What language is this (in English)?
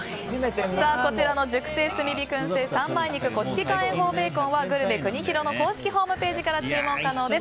Japanese